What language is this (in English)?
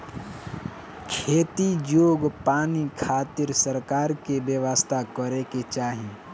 Bhojpuri